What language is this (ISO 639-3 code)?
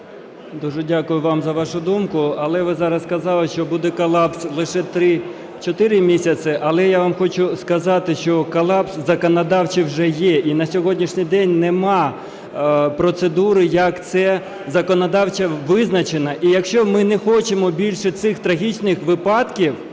ukr